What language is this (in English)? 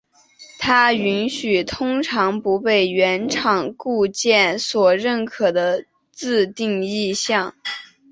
Chinese